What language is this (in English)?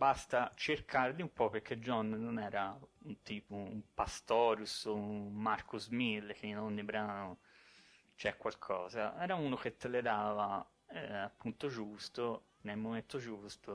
Italian